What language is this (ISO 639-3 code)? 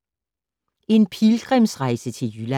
dan